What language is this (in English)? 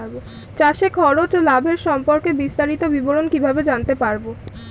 Bangla